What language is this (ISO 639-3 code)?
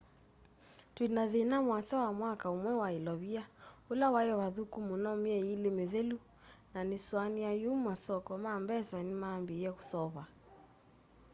kam